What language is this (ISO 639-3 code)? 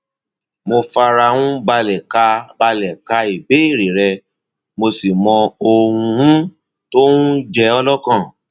yor